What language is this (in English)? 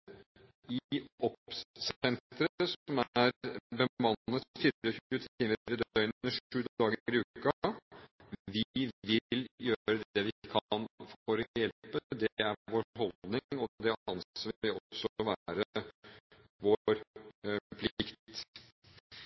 Norwegian Bokmål